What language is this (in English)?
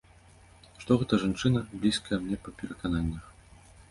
Belarusian